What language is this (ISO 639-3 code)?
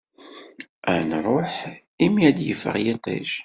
kab